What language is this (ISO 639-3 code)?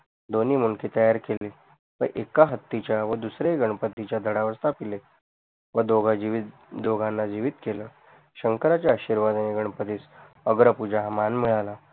mar